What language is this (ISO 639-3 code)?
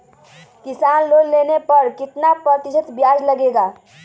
mag